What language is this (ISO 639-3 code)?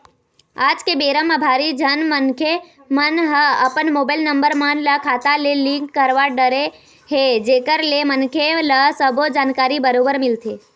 hne